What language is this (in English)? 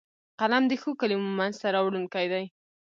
Pashto